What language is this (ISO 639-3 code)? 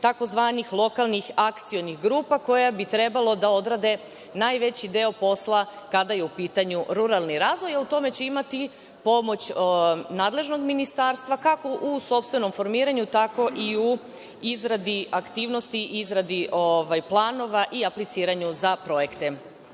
srp